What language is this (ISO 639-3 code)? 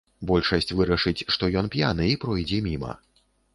bel